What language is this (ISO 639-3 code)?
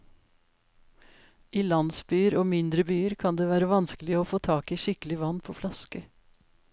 nor